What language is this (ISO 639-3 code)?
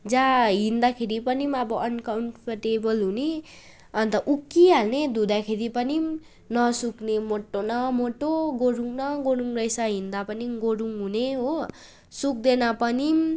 nep